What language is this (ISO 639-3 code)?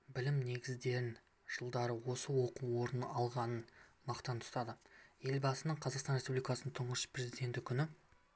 kaz